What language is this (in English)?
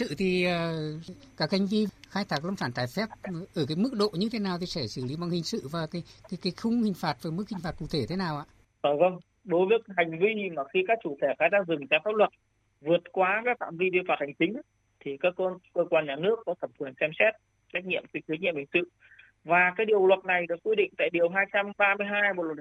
Vietnamese